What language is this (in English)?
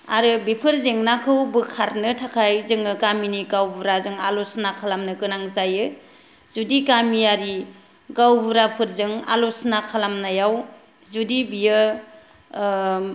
Bodo